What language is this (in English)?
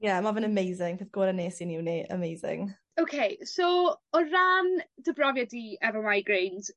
Welsh